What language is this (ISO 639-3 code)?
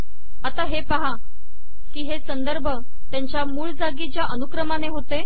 mar